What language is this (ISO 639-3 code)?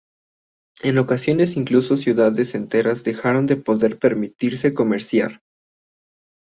spa